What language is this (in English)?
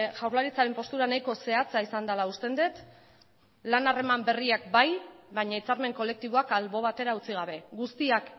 Basque